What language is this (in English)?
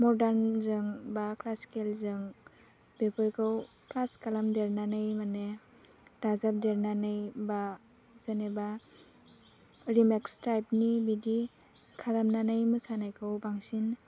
Bodo